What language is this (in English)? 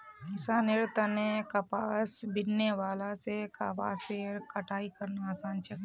Magahi